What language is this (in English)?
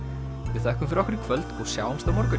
Icelandic